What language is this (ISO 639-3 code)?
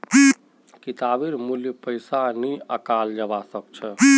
mag